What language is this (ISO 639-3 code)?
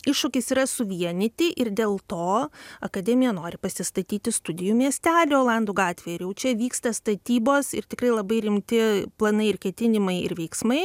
lit